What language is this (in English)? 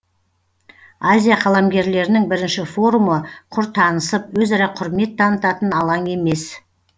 Kazakh